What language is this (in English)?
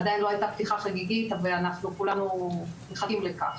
Hebrew